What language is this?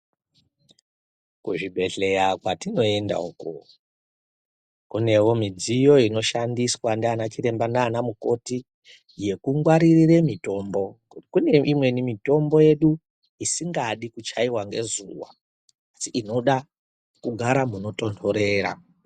Ndau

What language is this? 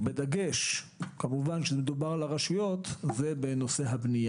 Hebrew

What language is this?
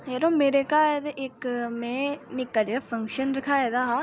Dogri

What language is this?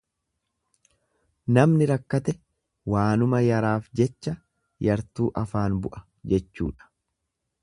Oromo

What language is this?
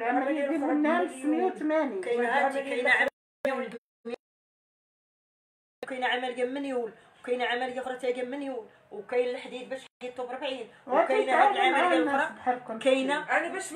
Arabic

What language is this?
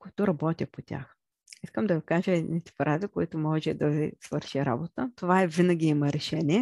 Bulgarian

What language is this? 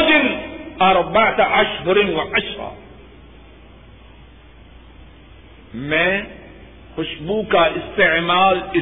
Urdu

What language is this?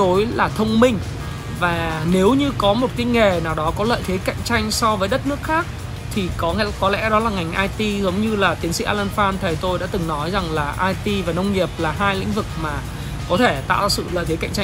Vietnamese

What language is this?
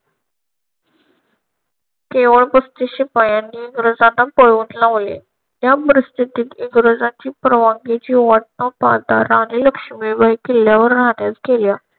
Marathi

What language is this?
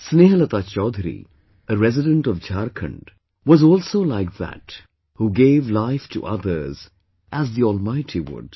English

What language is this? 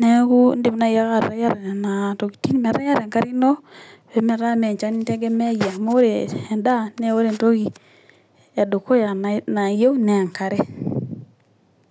Masai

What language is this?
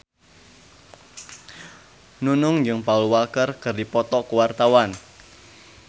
Sundanese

